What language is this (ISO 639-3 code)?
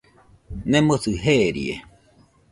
hux